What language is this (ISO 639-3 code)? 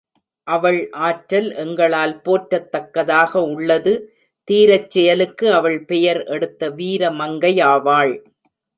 tam